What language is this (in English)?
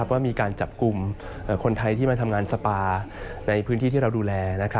Thai